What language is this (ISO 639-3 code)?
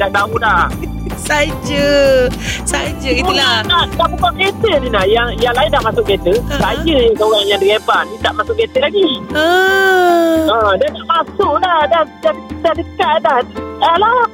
msa